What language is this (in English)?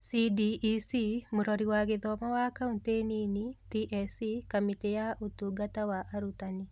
Kikuyu